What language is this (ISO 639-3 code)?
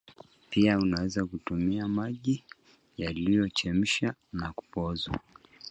swa